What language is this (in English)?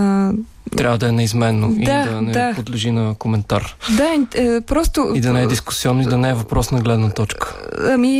Bulgarian